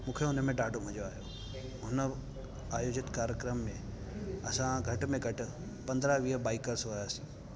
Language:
Sindhi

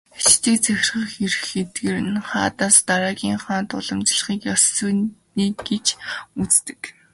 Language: Mongolian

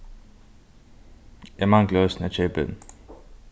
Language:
Faroese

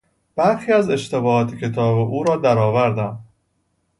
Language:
Persian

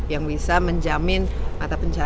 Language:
Indonesian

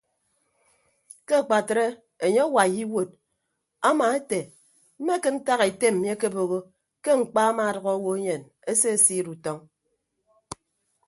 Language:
Ibibio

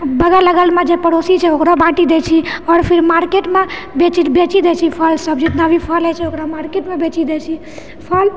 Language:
Maithili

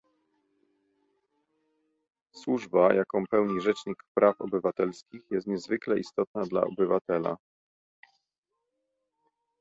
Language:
Polish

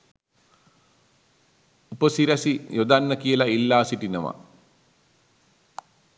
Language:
Sinhala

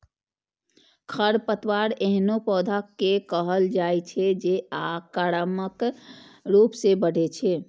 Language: Maithili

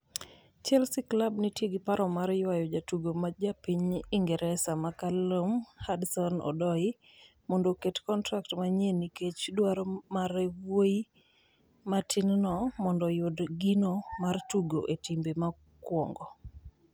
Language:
Luo (Kenya and Tanzania)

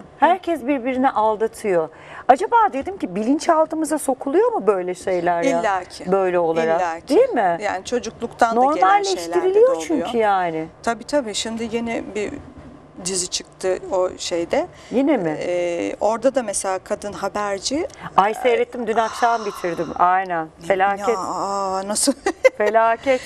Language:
Turkish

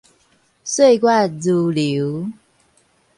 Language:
Min Nan Chinese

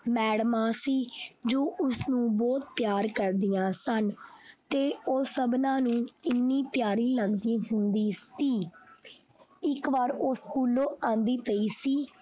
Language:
Punjabi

